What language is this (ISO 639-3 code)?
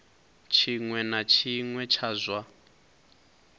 ven